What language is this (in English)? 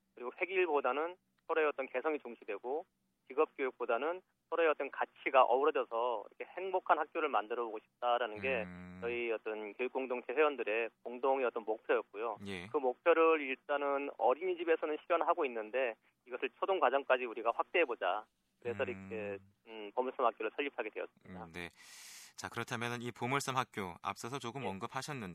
Korean